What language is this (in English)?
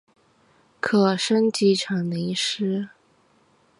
Chinese